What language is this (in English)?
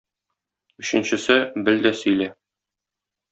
Tatar